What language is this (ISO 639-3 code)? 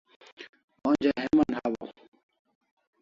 kls